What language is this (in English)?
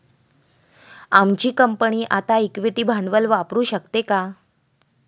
Marathi